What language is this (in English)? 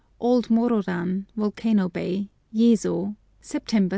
English